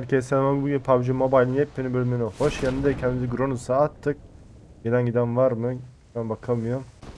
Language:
Turkish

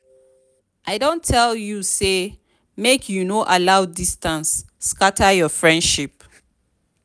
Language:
Nigerian Pidgin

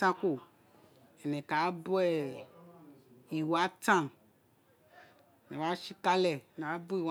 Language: Isekiri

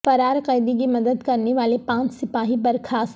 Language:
Urdu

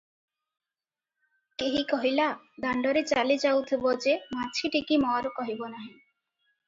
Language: Odia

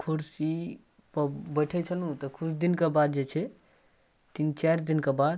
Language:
Maithili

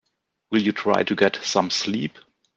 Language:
English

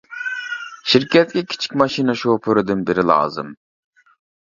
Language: Uyghur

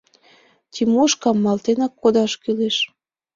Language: Mari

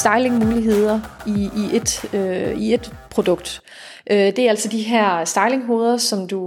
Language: Danish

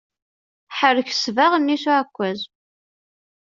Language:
Kabyle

